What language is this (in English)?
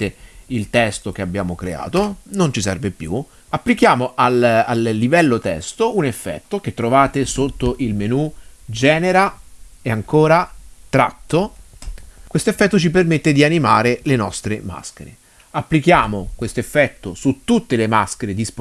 Italian